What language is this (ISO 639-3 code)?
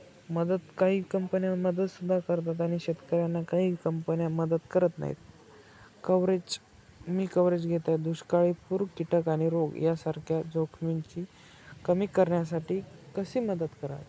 mar